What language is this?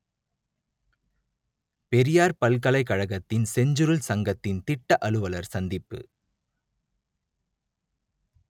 Tamil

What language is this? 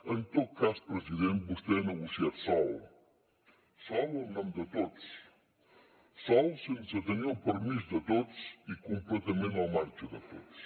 Catalan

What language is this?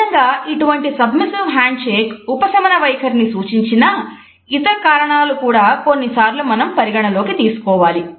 Telugu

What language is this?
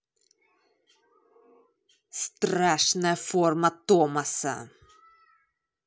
Russian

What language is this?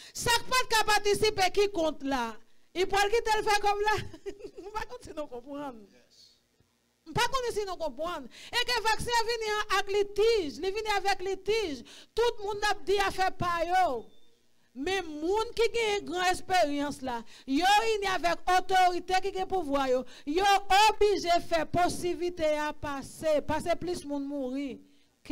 French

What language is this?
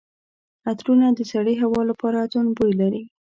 Pashto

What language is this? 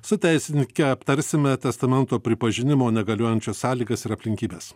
Lithuanian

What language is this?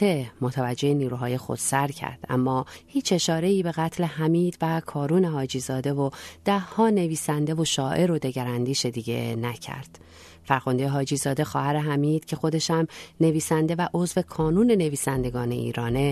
Persian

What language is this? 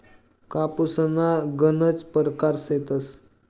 Marathi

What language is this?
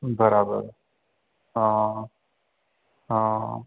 Sindhi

